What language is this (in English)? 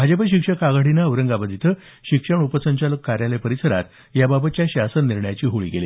Marathi